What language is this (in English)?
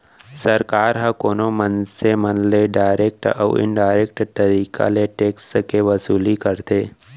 Chhattisgarhi